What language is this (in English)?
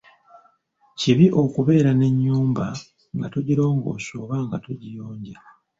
Ganda